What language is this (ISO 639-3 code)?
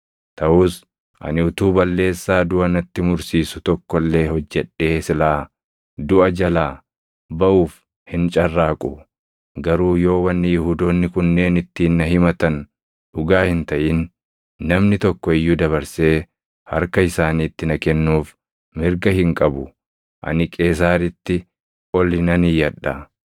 orm